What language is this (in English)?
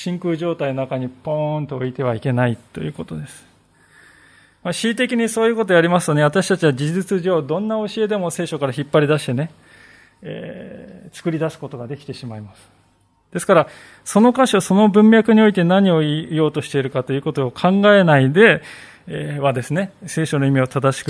Japanese